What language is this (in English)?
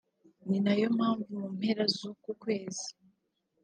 Kinyarwanda